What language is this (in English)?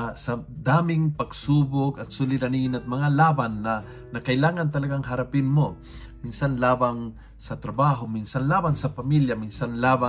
Filipino